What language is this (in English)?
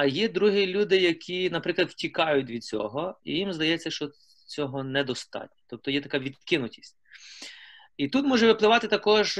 Ukrainian